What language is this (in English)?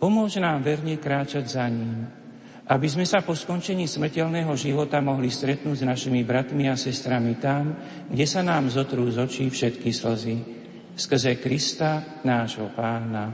Slovak